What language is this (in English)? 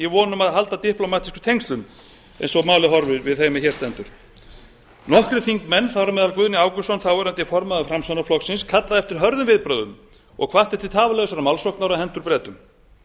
Icelandic